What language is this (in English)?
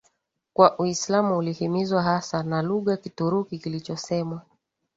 Swahili